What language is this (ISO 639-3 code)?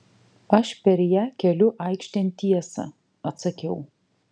lit